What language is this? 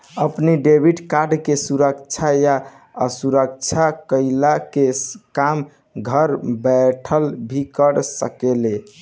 Bhojpuri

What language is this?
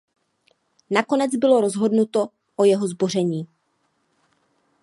Czech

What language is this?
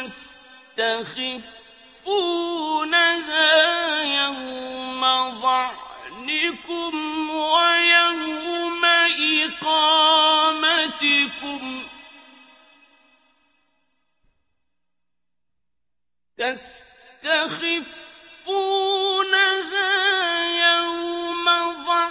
Arabic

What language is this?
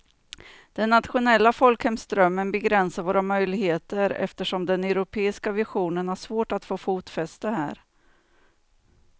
Swedish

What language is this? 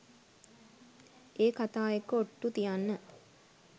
Sinhala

